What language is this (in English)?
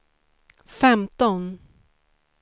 Swedish